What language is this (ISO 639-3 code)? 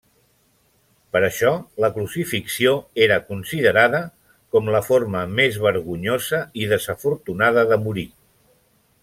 cat